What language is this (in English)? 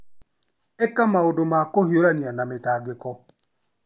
Kikuyu